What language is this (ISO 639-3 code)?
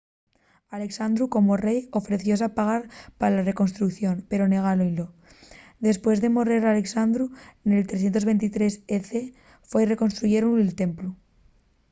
ast